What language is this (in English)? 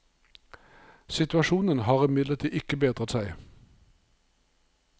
Norwegian